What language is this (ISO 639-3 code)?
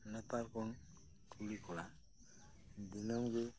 sat